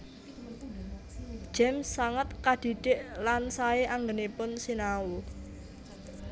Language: Javanese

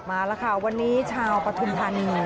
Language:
Thai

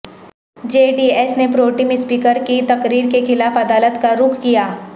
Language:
Urdu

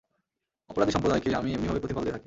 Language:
Bangla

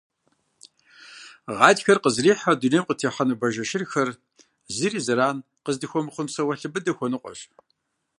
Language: Kabardian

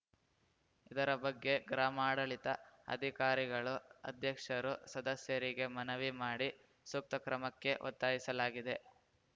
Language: Kannada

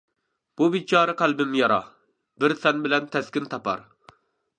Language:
Uyghur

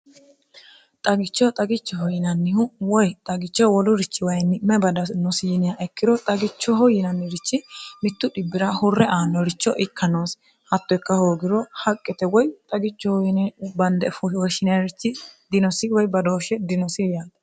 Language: Sidamo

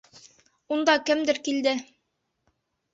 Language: Bashkir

